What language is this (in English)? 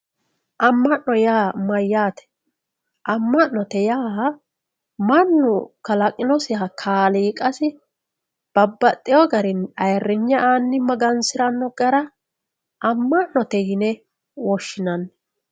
Sidamo